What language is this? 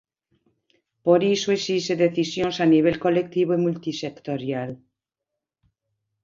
Galician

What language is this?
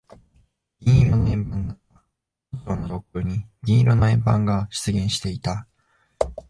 Japanese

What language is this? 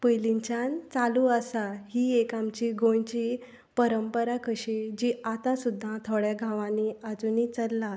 Konkani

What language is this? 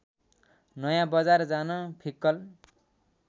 Nepali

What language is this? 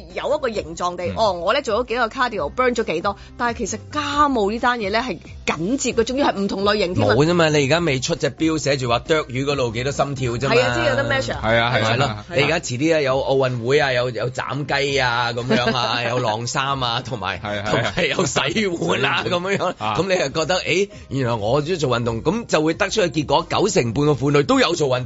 Chinese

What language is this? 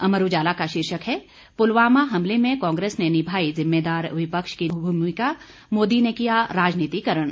Hindi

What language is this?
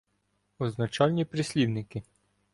Ukrainian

